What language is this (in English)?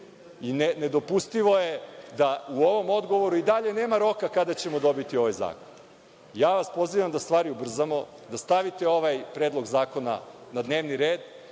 Serbian